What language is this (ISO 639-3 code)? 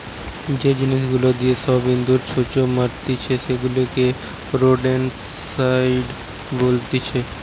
ben